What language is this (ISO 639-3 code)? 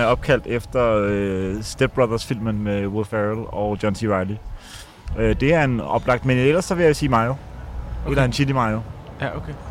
dan